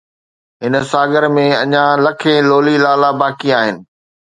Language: Sindhi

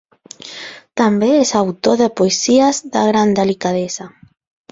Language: Catalan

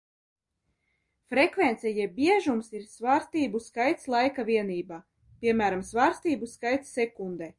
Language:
Latvian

